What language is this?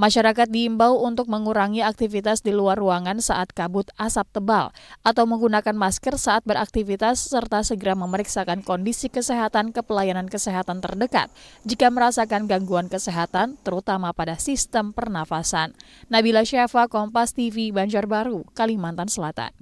Indonesian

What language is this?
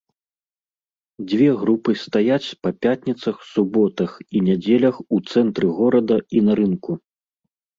Belarusian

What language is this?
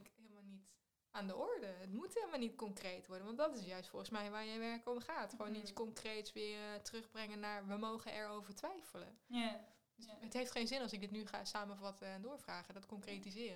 Dutch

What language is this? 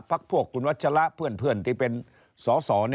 Thai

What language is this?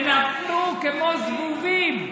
Hebrew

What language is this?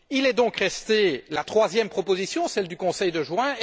French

